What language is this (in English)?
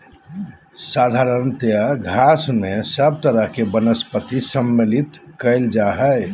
Magahi